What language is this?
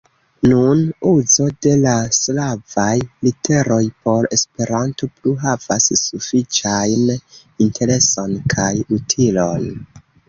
Esperanto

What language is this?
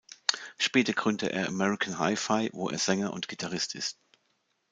German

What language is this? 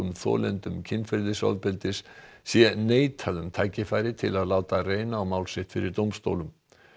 Icelandic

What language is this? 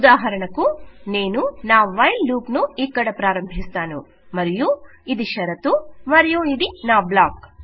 Telugu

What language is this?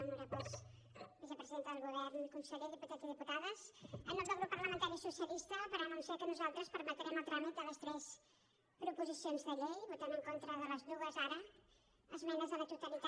Catalan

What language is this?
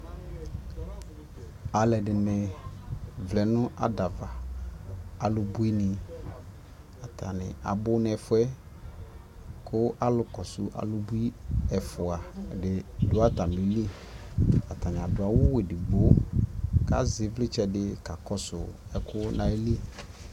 Ikposo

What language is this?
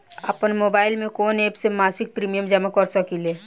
Bhojpuri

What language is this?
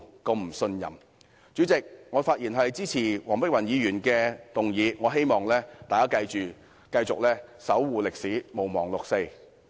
Cantonese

